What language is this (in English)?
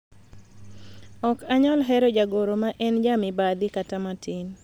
Luo (Kenya and Tanzania)